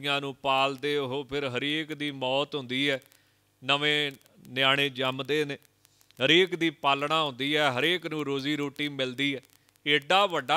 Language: Hindi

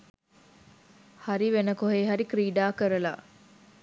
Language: Sinhala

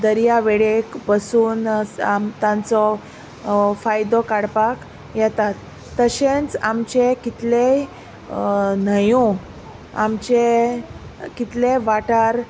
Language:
Konkani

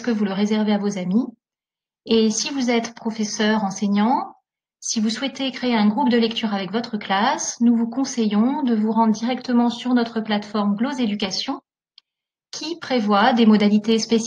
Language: French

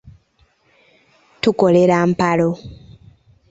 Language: Ganda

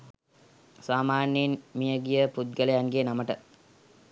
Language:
Sinhala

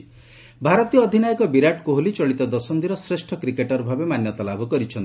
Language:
Odia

